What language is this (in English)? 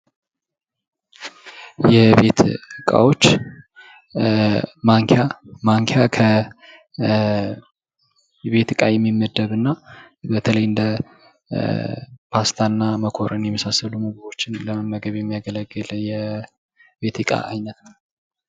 Amharic